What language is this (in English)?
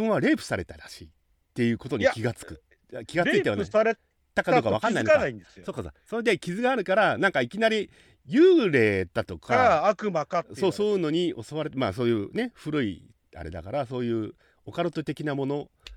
Japanese